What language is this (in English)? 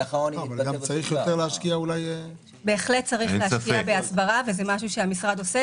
Hebrew